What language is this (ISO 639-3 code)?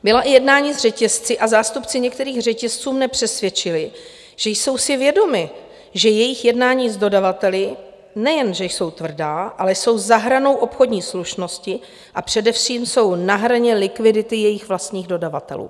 ces